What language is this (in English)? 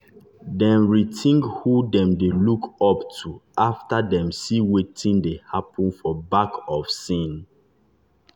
Nigerian Pidgin